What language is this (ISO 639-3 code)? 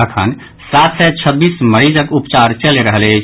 mai